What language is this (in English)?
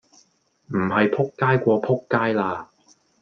Cantonese